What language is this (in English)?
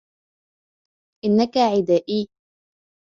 Arabic